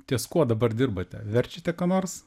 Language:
Lithuanian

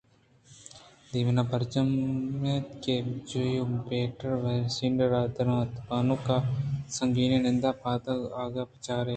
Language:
Eastern Balochi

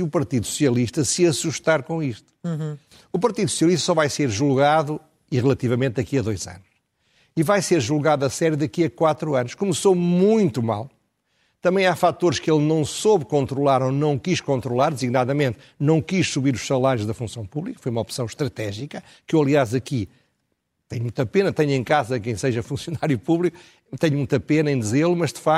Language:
Portuguese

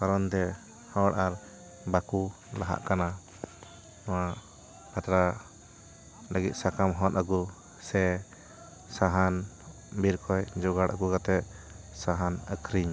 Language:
Santali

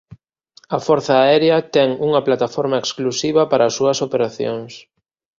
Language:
Galician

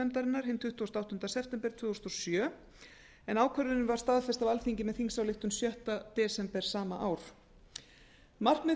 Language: Icelandic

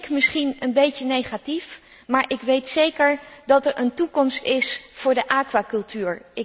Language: Dutch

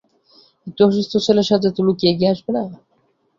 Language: Bangla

